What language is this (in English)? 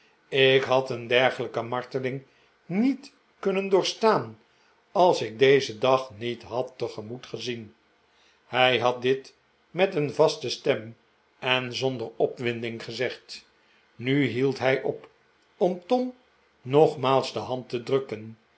Dutch